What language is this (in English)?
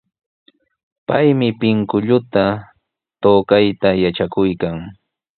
Sihuas Ancash Quechua